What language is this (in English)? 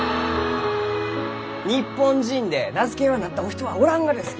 Japanese